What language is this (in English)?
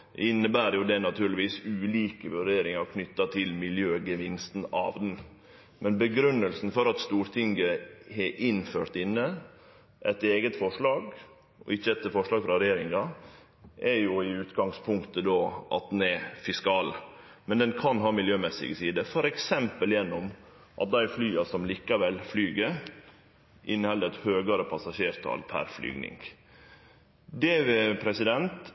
Norwegian Nynorsk